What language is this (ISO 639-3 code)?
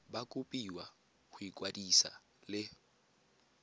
tsn